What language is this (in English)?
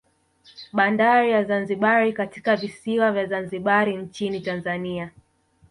Swahili